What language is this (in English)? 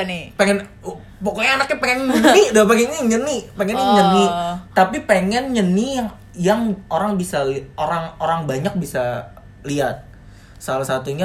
Indonesian